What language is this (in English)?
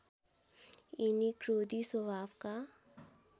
Nepali